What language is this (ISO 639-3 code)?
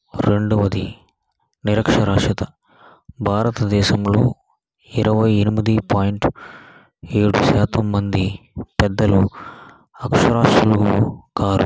tel